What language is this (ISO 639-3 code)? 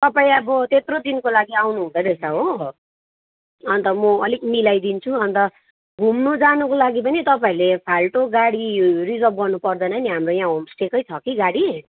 nep